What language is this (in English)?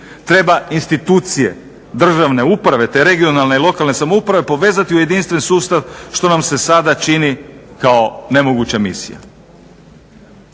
Croatian